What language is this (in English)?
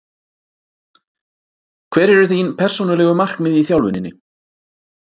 Icelandic